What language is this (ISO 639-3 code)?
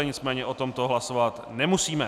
ces